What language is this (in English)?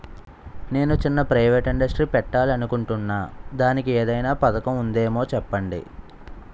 Telugu